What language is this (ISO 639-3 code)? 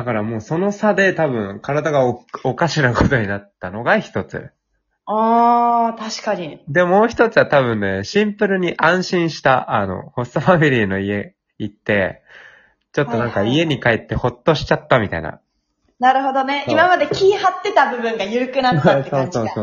jpn